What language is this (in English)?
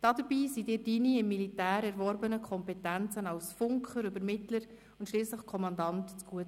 Swiss German